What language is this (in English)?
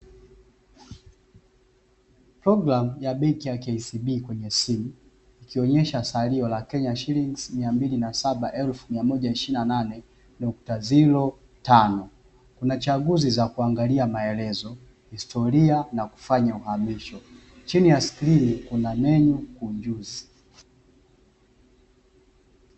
Swahili